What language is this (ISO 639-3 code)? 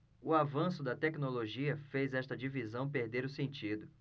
por